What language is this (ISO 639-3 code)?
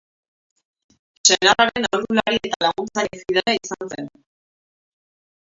eus